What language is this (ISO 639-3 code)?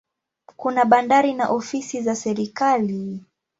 swa